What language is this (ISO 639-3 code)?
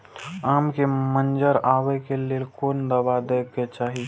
mai